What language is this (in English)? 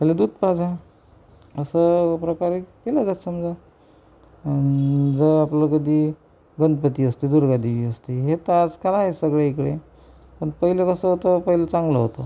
Marathi